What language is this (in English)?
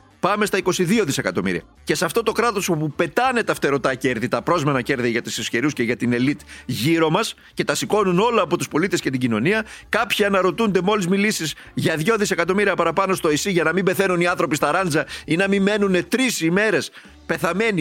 Greek